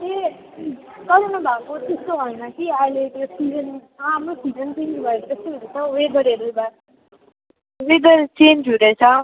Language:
Nepali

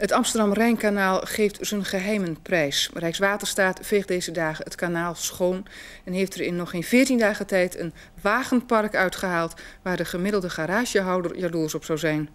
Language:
Dutch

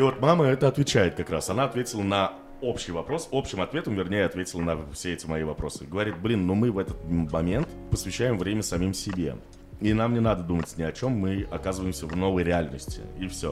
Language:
Russian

